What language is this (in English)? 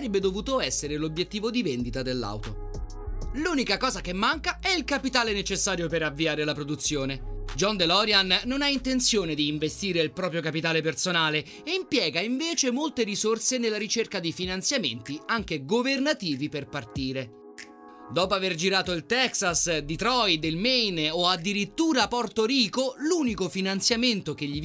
Italian